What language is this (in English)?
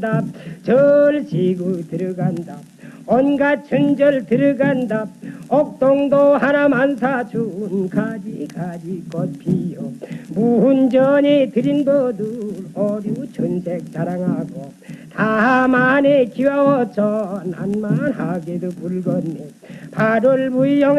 Korean